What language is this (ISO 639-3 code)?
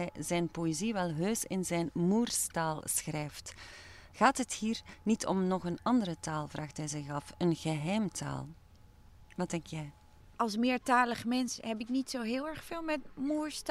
nld